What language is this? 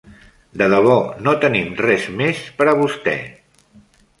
Catalan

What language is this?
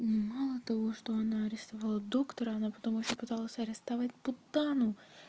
Russian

